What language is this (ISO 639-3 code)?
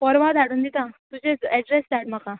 kok